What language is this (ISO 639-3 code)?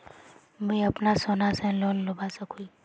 mag